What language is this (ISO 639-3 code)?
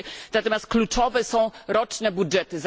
pol